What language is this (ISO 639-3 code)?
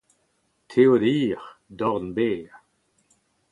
bre